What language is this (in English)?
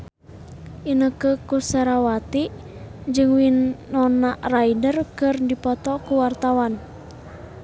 Sundanese